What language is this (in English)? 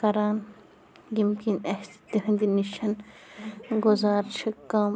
Kashmiri